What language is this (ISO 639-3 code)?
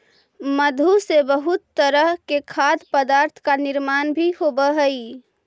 mag